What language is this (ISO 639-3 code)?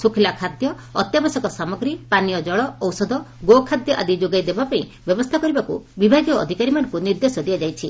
ori